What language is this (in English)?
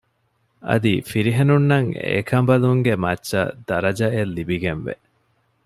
Divehi